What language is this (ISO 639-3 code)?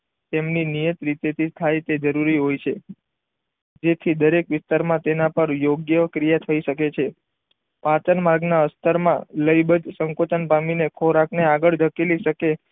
guj